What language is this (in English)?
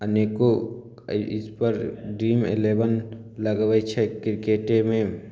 Maithili